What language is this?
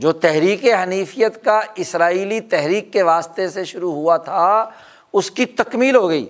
Urdu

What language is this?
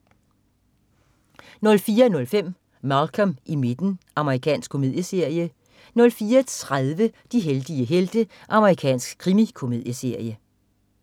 Danish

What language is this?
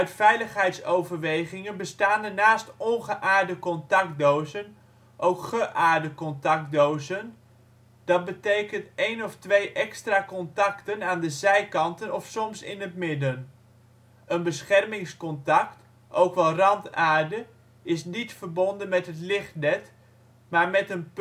Dutch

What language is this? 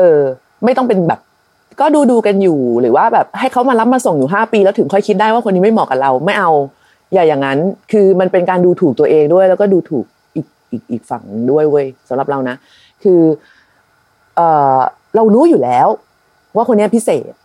Thai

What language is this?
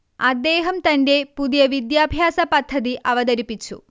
Malayalam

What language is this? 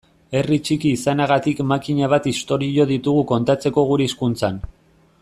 Basque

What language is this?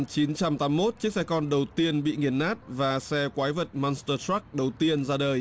Vietnamese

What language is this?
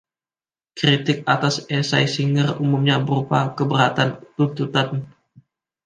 Indonesian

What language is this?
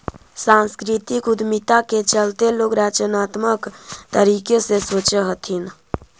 Magahi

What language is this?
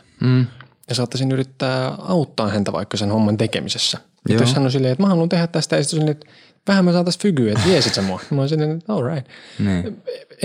Finnish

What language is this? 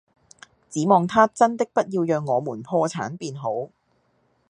Cantonese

